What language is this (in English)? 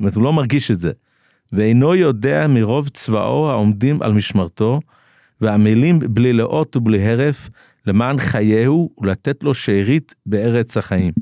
Hebrew